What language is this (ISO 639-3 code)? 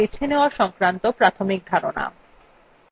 ben